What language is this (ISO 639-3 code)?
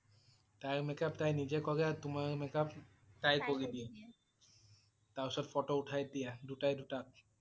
asm